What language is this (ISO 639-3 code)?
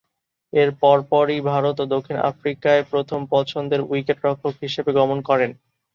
ben